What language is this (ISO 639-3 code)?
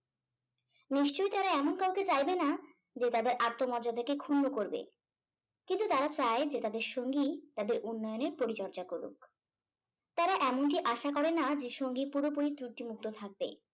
ben